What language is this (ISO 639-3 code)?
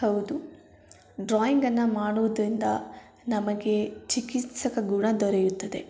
kan